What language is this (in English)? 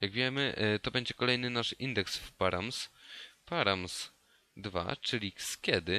Polish